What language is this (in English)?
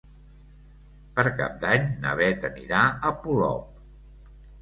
Catalan